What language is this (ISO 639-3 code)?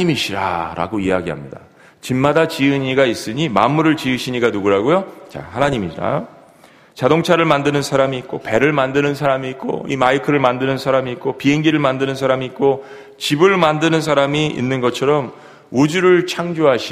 kor